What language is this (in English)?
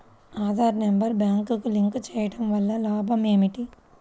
Telugu